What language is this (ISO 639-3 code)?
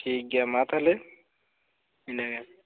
sat